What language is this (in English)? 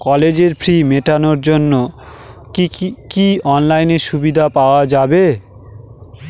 Bangla